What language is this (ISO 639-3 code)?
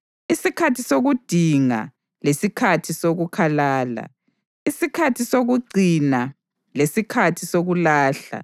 nde